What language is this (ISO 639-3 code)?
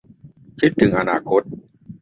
tha